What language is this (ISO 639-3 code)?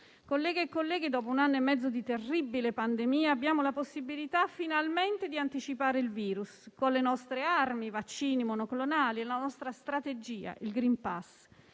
ita